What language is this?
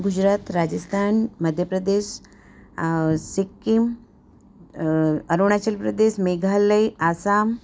Gujarati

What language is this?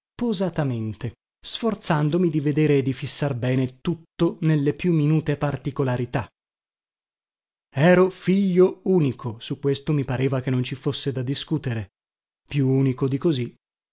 Italian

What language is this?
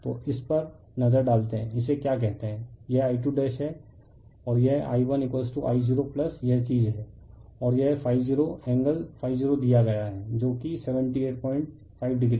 Hindi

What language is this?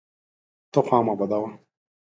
Pashto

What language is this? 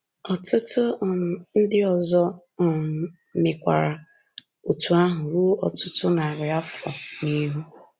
Igbo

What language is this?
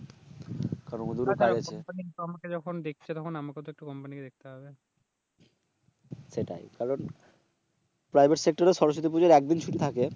Bangla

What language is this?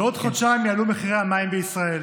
Hebrew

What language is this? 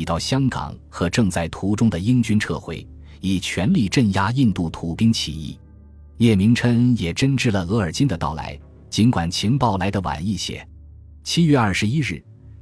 Chinese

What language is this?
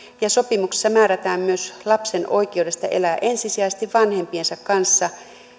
Finnish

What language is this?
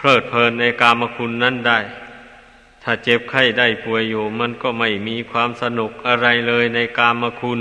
Thai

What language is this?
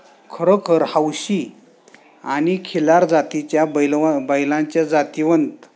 Marathi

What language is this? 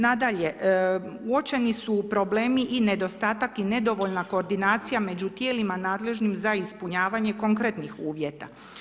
Croatian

